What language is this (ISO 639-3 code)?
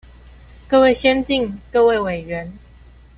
zho